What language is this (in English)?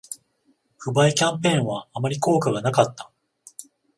Japanese